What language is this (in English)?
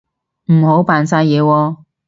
Cantonese